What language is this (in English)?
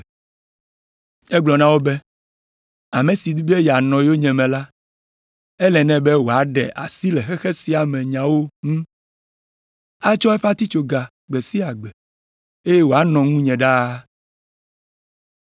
Ewe